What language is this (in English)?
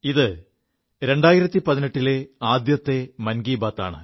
Malayalam